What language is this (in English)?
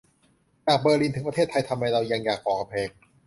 Thai